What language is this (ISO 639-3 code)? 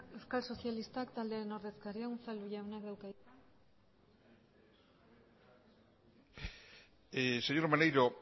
eus